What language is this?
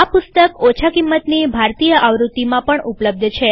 Gujarati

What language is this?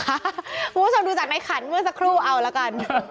Thai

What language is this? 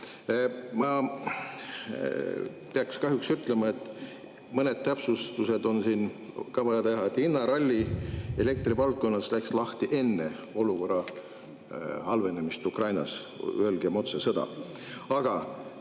Estonian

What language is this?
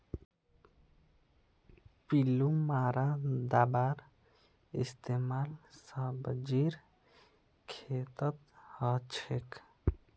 Magahi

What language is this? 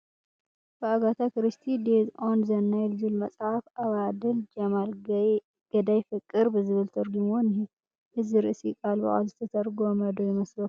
Tigrinya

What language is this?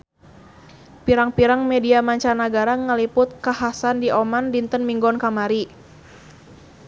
Sundanese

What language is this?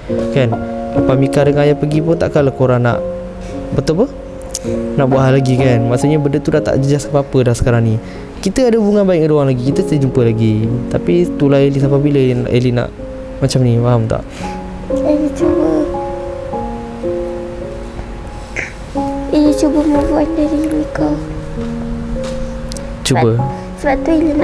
Malay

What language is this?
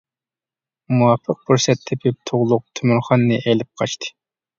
Uyghur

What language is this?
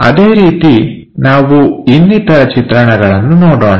Kannada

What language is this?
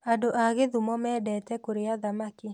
Kikuyu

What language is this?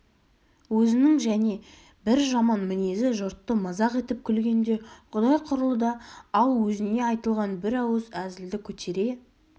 Kazakh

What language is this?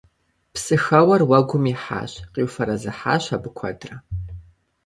Kabardian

